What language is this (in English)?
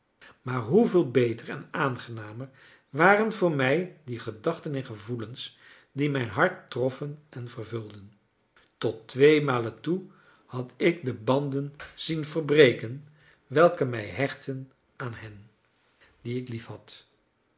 Dutch